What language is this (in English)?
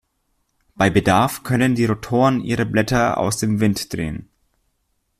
German